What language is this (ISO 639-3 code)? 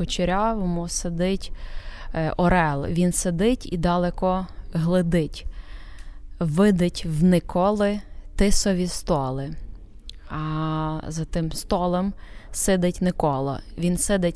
ukr